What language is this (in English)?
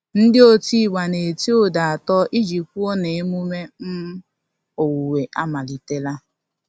Igbo